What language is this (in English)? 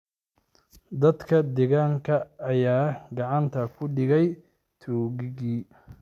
Somali